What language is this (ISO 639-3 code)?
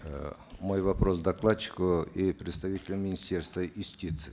kaz